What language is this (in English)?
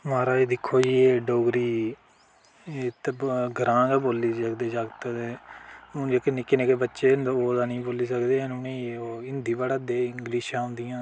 Dogri